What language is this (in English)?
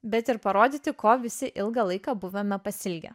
Lithuanian